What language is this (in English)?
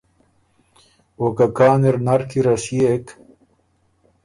Ormuri